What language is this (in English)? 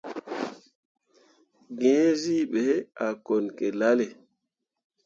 Mundang